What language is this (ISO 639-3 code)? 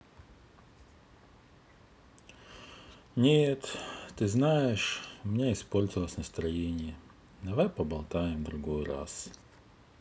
rus